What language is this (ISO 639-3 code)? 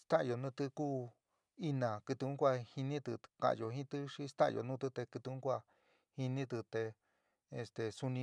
mig